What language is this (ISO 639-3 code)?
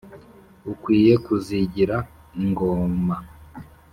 kin